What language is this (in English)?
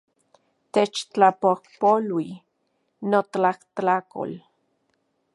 Central Puebla Nahuatl